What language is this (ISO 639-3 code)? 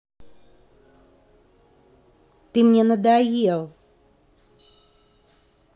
rus